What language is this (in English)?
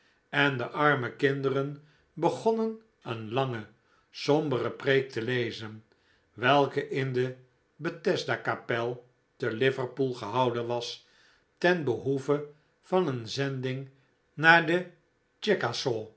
Dutch